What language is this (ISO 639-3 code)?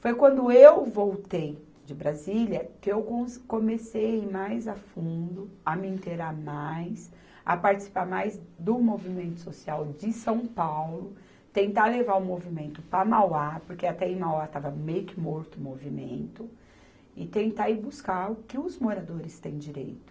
por